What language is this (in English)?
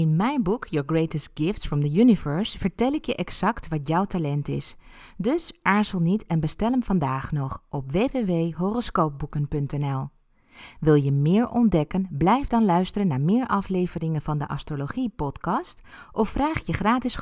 Dutch